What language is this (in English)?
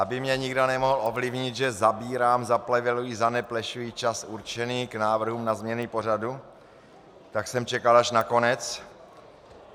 Czech